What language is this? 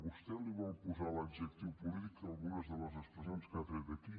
Catalan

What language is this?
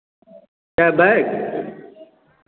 Hindi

